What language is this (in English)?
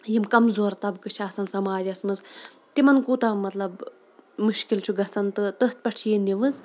Kashmiri